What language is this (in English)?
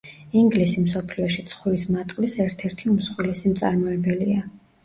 Georgian